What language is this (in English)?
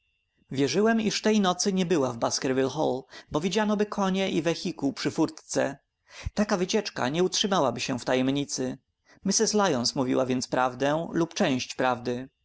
Polish